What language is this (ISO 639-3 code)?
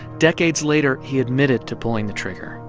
eng